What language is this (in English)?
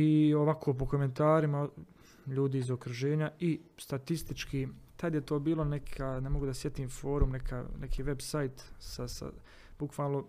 Croatian